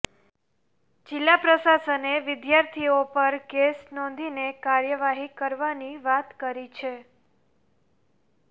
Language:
Gujarati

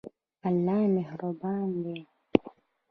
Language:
Pashto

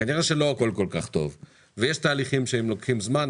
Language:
Hebrew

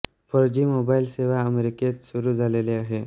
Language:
Marathi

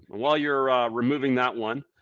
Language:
English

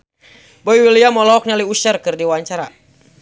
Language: Sundanese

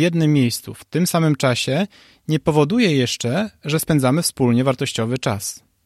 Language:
Polish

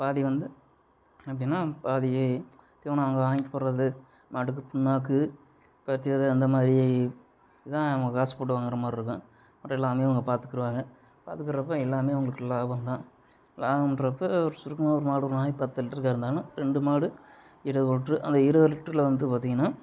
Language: Tamil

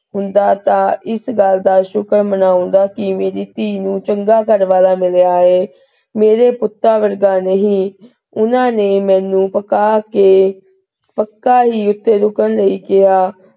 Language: Punjabi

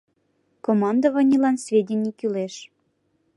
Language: Mari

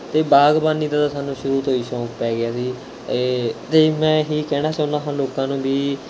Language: Punjabi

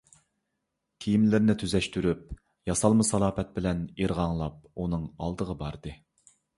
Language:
Uyghur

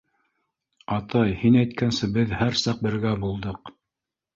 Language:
Bashkir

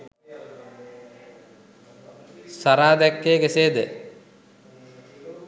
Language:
Sinhala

